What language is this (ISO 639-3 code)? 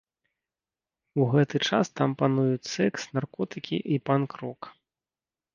bel